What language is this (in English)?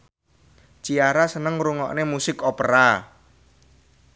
Javanese